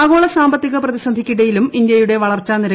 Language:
Malayalam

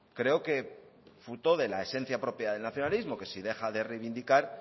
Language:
Spanish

